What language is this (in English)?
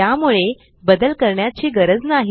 Marathi